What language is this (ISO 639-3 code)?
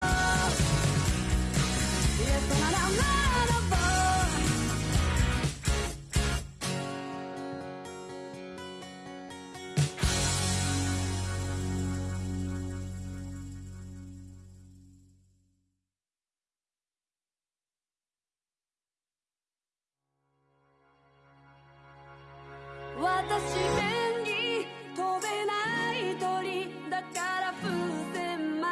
jpn